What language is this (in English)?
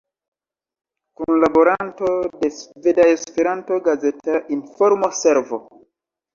Esperanto